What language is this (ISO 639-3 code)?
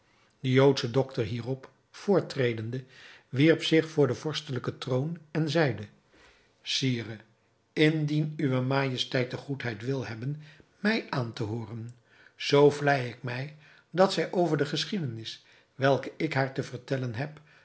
nld